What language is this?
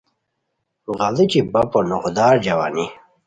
Khowar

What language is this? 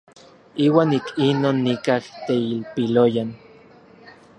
Orizaba Nahuatl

